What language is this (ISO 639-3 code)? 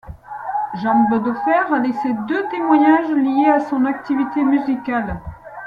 fra